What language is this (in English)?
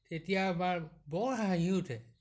Assamese